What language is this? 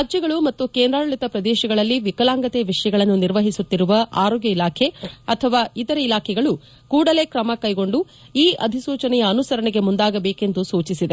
Kannada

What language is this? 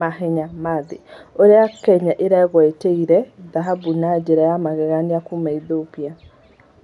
Kikuyu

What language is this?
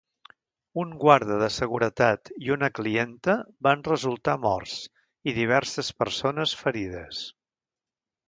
Catalan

